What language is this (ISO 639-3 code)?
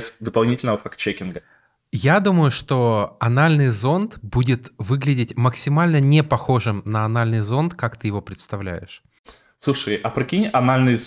rus